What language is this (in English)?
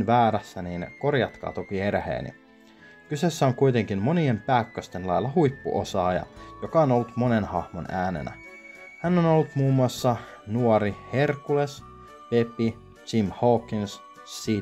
Finnish